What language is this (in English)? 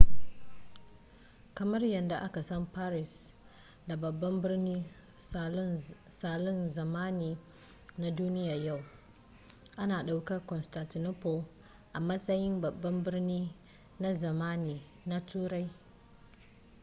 Hausa